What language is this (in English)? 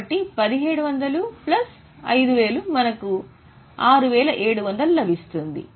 Telugu